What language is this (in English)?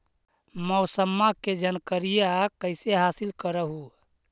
Magahi